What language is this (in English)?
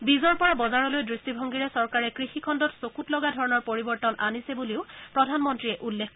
Assamese